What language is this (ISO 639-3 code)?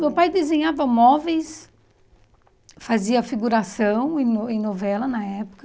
por